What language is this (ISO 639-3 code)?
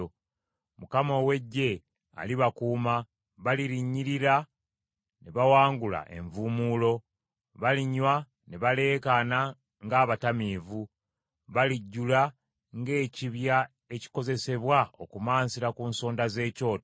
lug